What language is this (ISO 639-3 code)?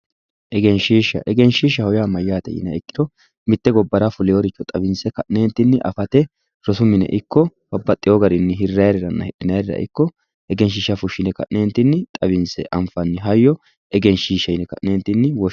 sid